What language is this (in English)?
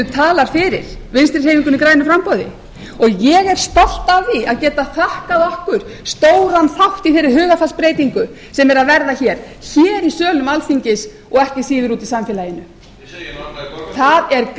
Icelandic